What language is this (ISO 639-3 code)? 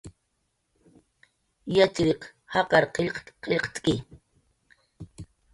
jqr